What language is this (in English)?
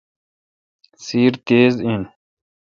Kalkoti